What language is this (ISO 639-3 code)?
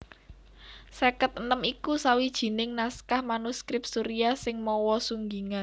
jav